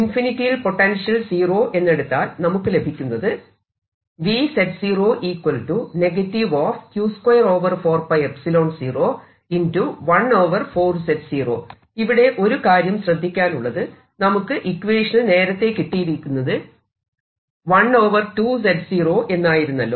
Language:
Malayalam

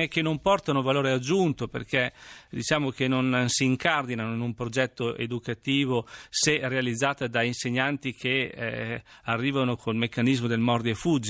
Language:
Italian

